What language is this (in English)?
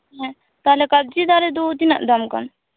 Santali